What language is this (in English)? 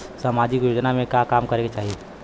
Bhojpuri